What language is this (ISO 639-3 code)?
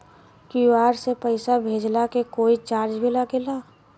bho